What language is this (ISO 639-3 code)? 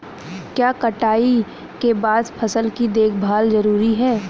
hin